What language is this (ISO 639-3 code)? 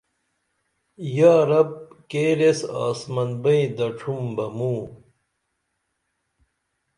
dml